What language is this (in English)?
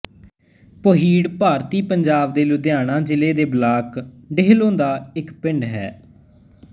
Punjabi